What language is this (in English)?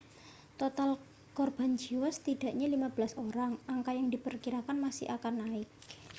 Indonesian